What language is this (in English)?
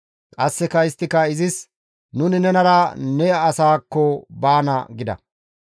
Gamo